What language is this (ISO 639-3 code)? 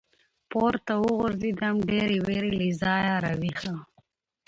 pus